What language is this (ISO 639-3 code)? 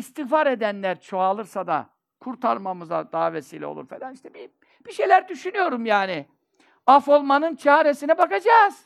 tur